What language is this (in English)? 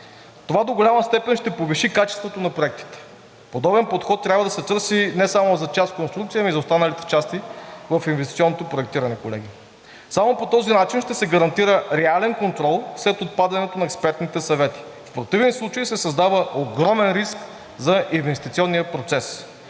Bulgarian